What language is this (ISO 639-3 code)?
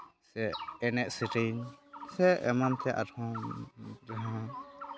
sat